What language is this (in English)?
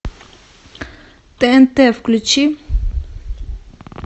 Russian